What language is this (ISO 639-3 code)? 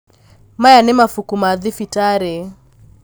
kik